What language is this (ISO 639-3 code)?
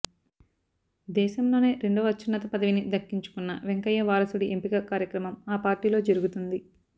tel